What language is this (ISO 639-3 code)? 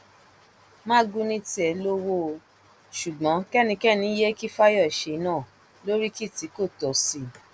yor